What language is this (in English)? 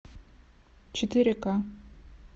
Russian